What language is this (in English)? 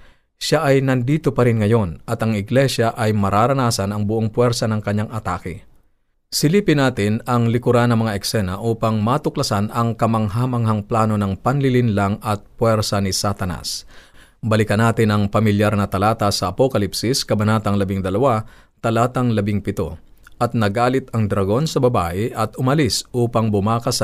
Filipino